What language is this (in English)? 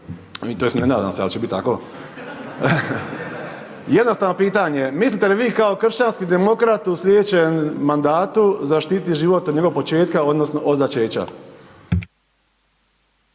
Croatian